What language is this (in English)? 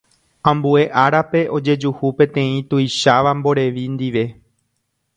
Guarani